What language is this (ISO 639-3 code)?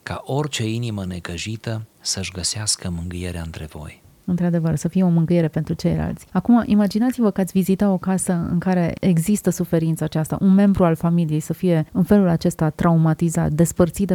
ron